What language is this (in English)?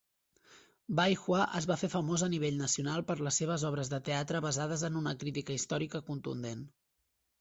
Catalan